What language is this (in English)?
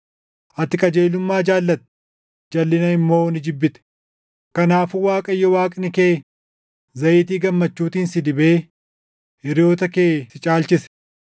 Oromo